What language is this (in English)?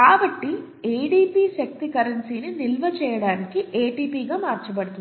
Telugu